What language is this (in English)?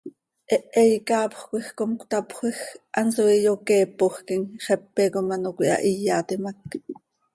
Seri